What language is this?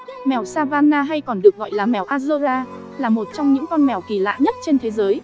Vietnamese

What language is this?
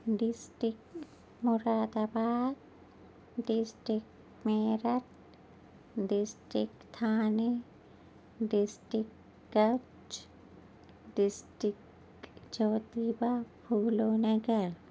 Urdu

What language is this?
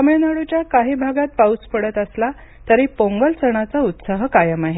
Marathi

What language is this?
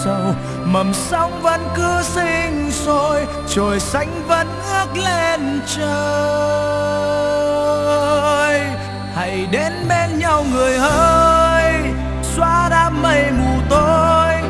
Vietnamese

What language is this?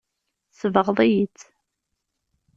Kabyle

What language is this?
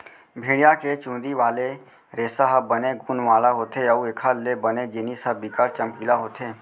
Chhattisgarhi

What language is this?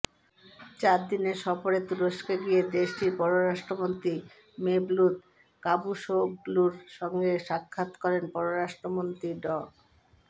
Bangla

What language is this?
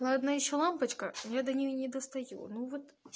Russian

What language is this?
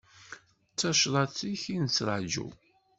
Kabyle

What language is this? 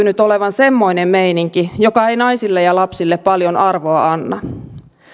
Finnish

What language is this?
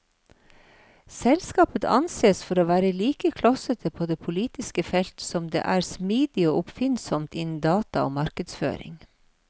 Norwegian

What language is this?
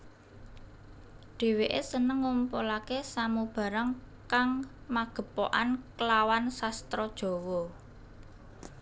Javanese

